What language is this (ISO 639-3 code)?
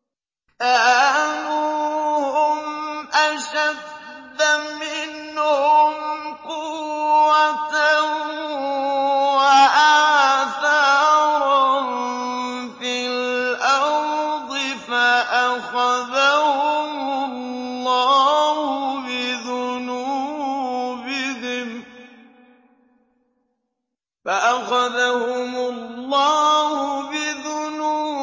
ara